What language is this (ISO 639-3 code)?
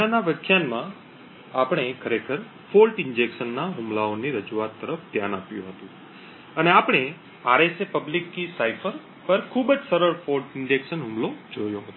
guj